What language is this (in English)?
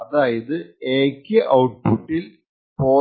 Malayalam